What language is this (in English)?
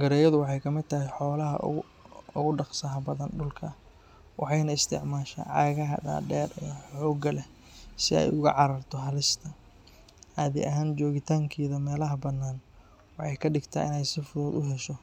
Somali